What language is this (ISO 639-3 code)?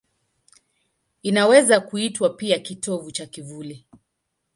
swa